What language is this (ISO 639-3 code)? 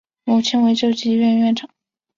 zho